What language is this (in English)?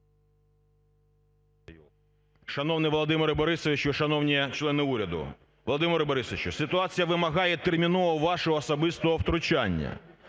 Ukrainian